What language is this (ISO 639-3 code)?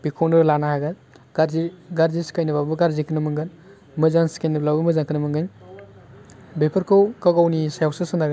brx